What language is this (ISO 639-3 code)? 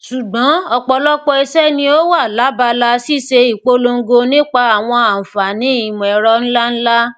yor